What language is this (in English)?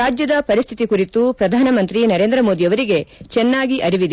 Kannada